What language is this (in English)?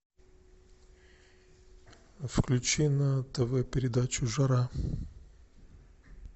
Russian